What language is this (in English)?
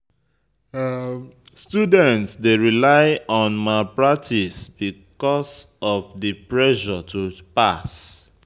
Nigerian Pidgin